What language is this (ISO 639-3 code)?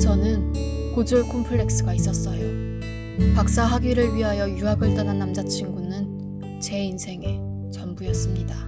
kor